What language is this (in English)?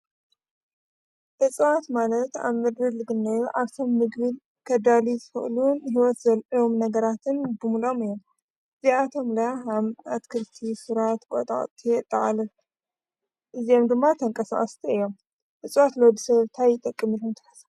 Tigrinya